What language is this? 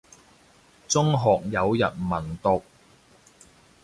Cantonese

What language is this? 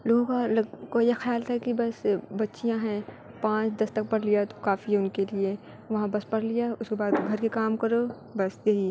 Urdu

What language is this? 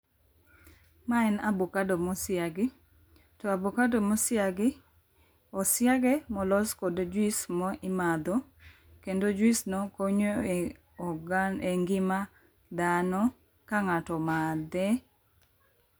Luo (Kenya and Tanzania)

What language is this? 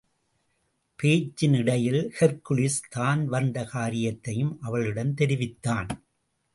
Tamil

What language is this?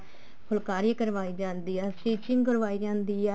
Punjabi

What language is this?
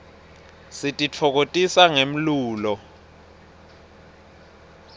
Swati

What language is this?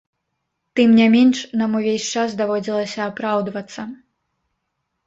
Belarusian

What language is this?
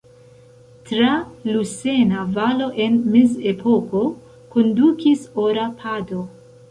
Esperanto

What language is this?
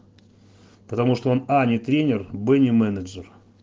Russian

